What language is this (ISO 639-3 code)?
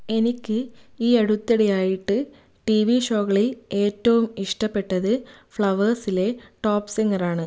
mal